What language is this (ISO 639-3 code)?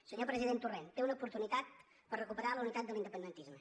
cat